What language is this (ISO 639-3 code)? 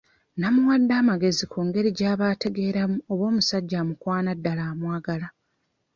lug